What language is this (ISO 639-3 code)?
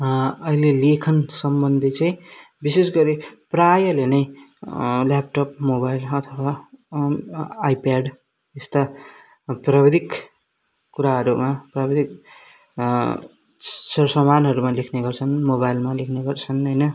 nep